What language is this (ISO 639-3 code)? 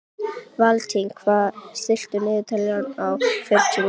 isl